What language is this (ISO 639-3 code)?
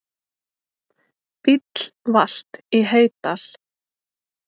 isl